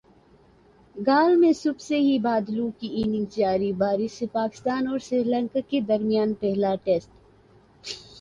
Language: Urdu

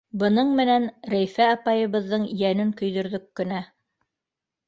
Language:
Bashkir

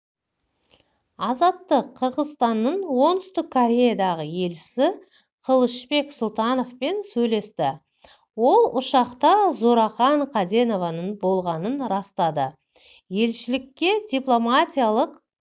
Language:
Kazakh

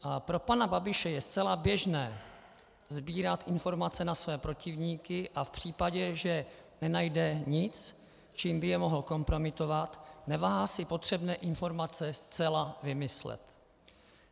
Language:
Czech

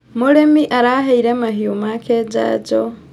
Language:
Kikuyu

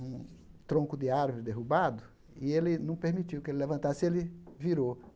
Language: Portuguese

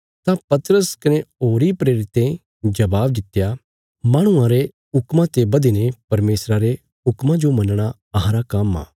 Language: Bilaspuri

